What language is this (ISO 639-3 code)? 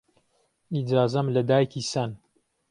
ckb